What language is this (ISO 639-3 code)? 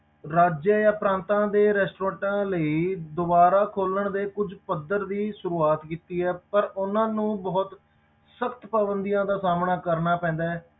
pan